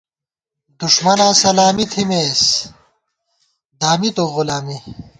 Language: Gawar-Bati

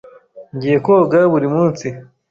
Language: Kinyarwanda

